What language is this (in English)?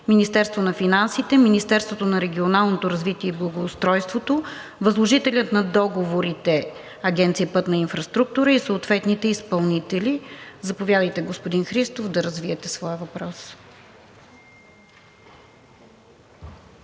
Bulgarian